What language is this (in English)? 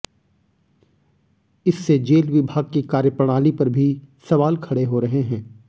Hindi